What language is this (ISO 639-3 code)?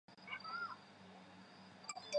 zho